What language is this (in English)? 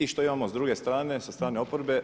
Croatian